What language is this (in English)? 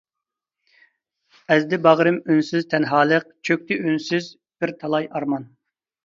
Uyghur